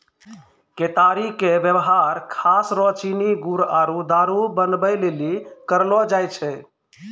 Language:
Maithili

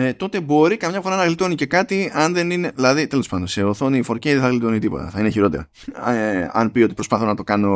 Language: Greek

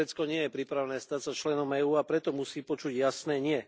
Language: Slovak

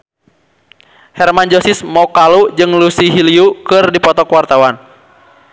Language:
Sundanese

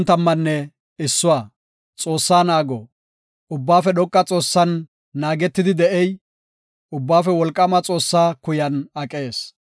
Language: Gofa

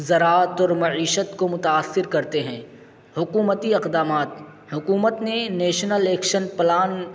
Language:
Urdu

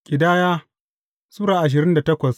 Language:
Hausa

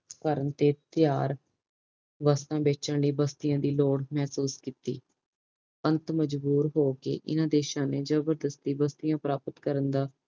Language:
Punjabi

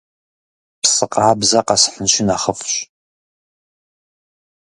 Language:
Kabardian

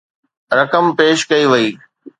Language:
Sindhi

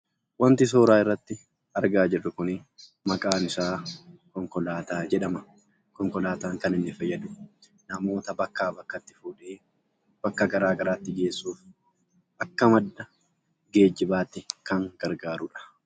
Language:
Oromo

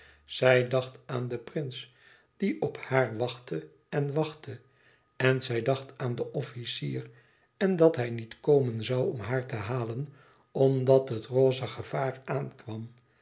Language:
Dutch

